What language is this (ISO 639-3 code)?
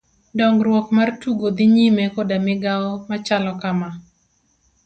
luo